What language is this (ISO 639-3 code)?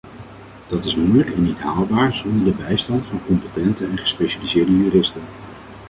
nld